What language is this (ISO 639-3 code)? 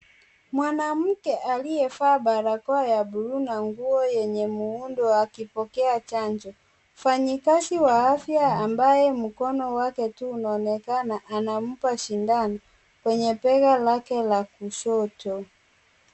swa